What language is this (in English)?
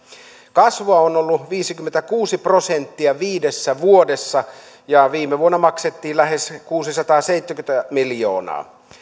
Finnish